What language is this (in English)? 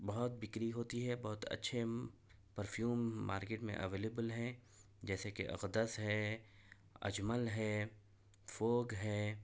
Urdu